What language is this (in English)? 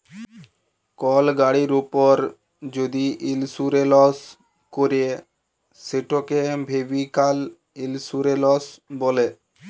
Bangla